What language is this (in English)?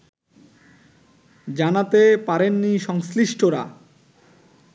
Bangla